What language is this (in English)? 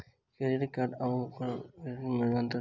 Maithili